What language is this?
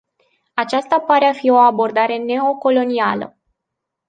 Romanian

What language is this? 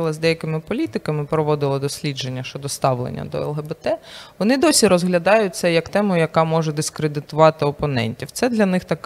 Ukrainian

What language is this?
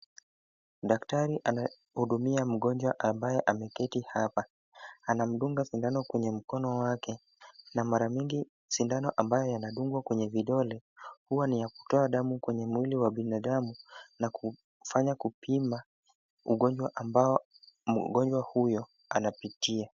Swahili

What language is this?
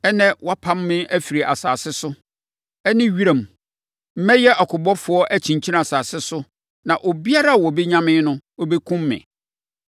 Akan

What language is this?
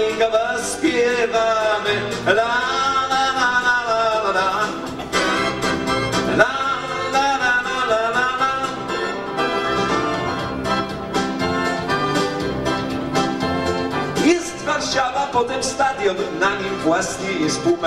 Polish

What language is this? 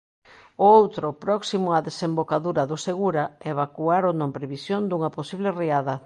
Galician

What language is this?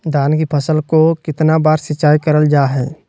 Magahi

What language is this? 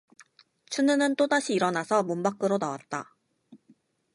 Korean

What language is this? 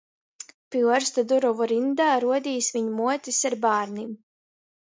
Latgalian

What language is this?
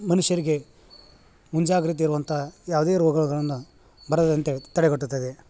Kannada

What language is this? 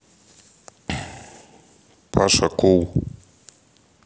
Russian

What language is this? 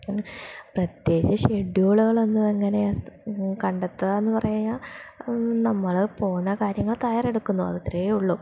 Malayalam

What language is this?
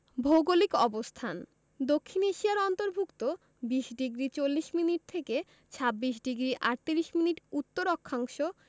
Bangla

